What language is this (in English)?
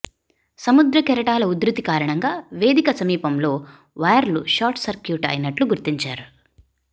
Telugu